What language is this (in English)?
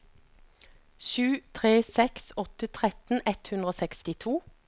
Norwegian